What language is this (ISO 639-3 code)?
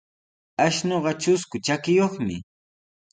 qws